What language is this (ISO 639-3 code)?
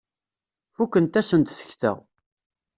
kab